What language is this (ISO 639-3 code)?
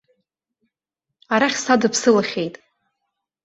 abk